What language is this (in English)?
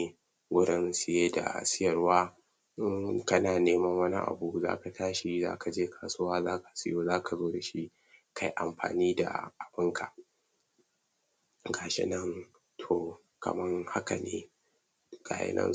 Hausa